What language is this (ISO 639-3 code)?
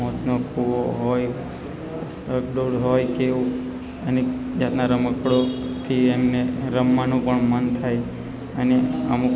guj